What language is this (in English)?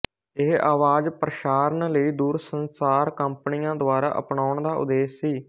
Punjabi